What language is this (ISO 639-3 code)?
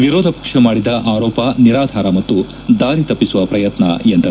kan